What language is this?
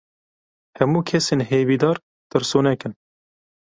Kurdish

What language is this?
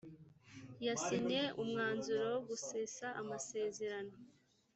Kinyarwanda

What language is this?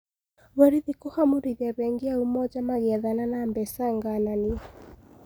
Kikuyu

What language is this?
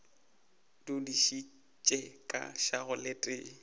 Northern Sotho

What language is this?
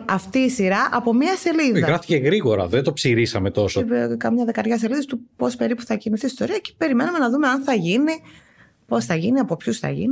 Greek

